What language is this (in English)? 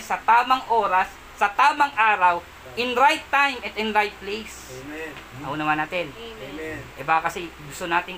Filipino